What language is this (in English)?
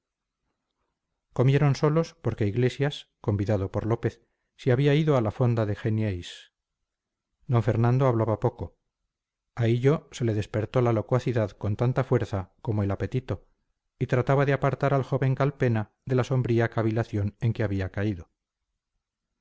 Spanish